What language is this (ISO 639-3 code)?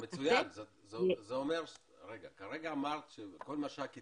heb